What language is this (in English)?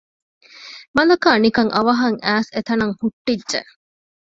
Divehi